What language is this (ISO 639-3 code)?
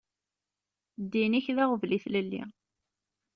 kab